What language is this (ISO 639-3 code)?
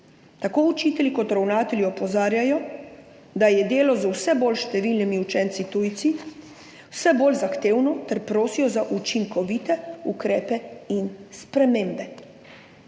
slv